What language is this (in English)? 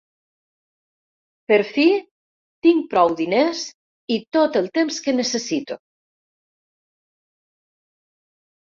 Catalan